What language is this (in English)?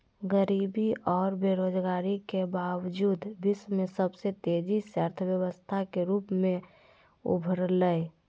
Magahi